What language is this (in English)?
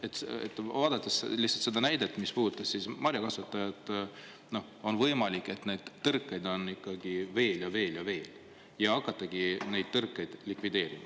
Estonian